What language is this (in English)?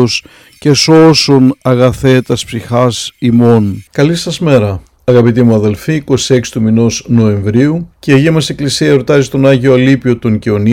Greek